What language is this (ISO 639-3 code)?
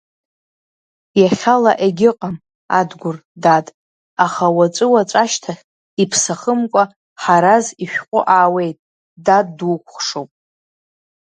abk